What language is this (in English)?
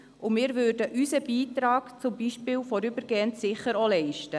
Swiss German